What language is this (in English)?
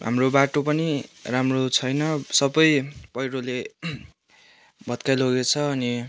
Nepali